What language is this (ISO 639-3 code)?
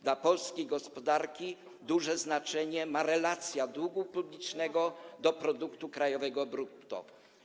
pol